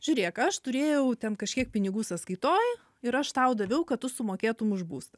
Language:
Lithuanian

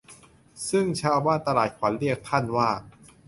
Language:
Thai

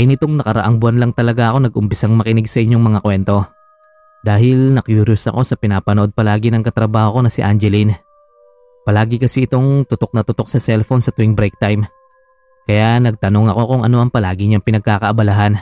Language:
Filipino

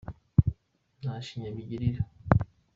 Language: Kinyarwanda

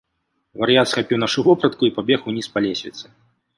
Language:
Belarusian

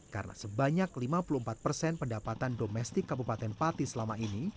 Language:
Indonesian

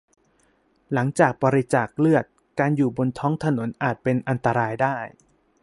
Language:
Thai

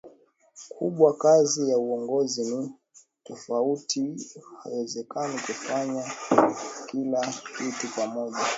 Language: Swahili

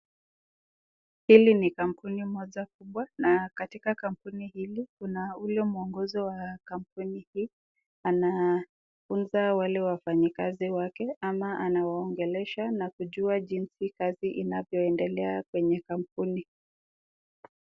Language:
Swahili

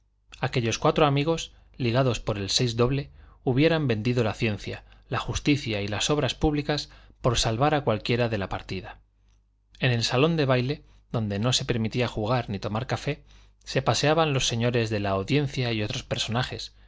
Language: Spanish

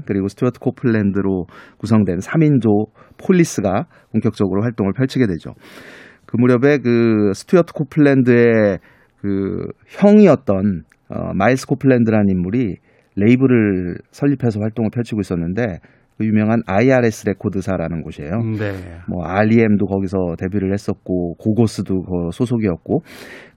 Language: Korean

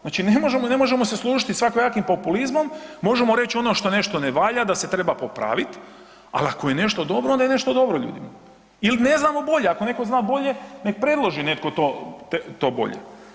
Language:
Croatian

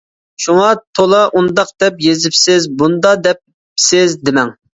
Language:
Uyghur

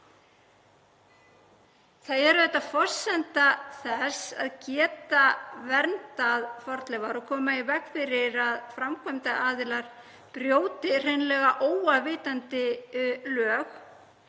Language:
Icelandic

